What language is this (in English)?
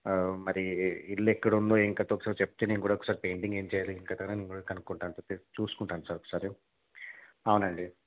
Telugu